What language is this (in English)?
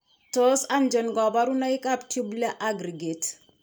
Kalenjin